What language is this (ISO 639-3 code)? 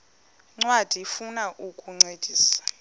xho